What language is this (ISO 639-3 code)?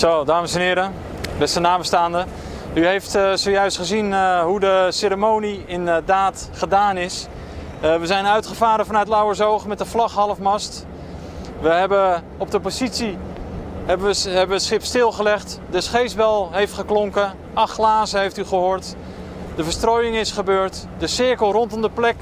nld